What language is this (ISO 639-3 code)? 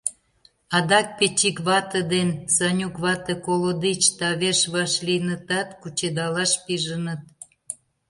chm